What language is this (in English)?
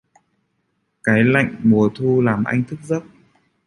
Vietnamese